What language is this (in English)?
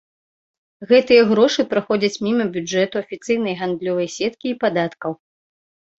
Belarusian